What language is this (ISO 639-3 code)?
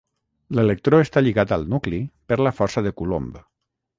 cat